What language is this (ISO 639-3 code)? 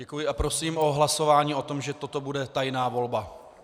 ces